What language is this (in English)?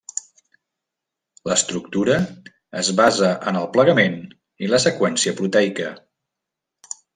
Catalan